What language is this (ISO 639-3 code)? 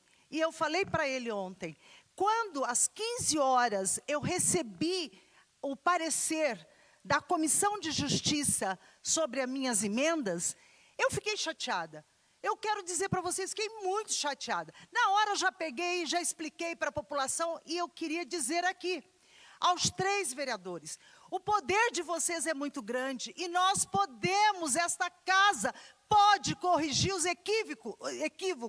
por